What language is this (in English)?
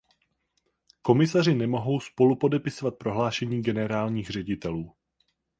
Czech